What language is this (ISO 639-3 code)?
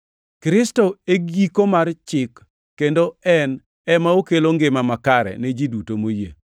luo